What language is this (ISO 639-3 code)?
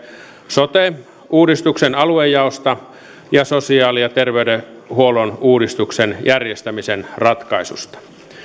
fin